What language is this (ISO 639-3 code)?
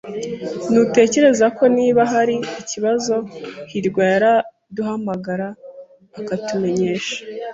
kin